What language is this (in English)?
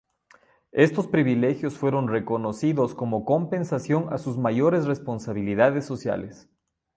Spanish